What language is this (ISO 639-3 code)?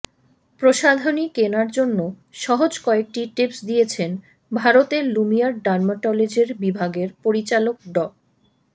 ben